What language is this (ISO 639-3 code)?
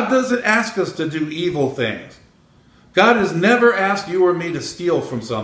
eng